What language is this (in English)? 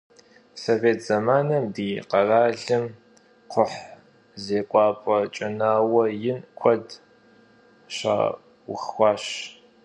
Kabardian